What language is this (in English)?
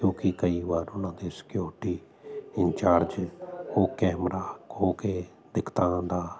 Punjabi